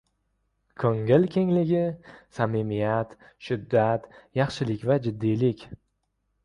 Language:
Uzbek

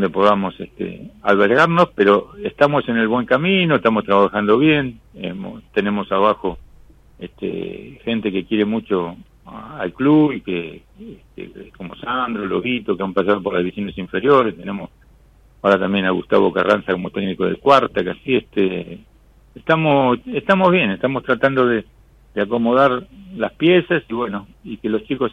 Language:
Spanish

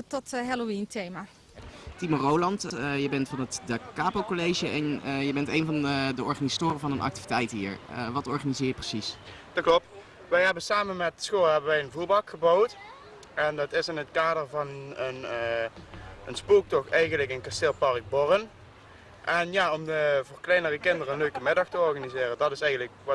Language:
Dutch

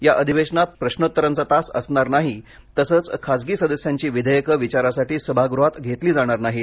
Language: Marathi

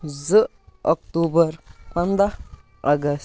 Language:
Kashmiri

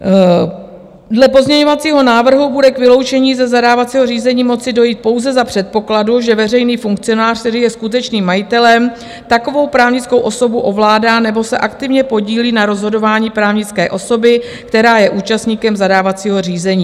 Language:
Czech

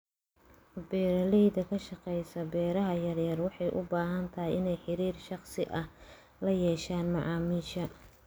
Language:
Somali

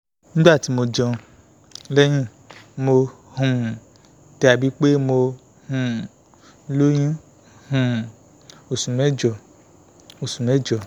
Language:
Yoruba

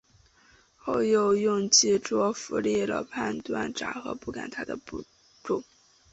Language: Chinese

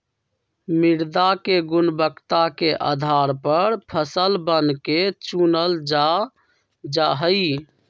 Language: Magahi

